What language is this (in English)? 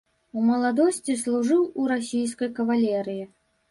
Belarusian